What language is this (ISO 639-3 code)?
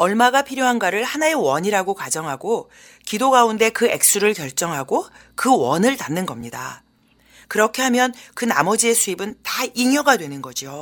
kor